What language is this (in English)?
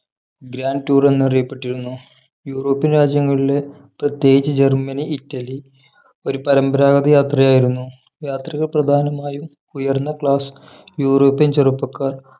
Malayalam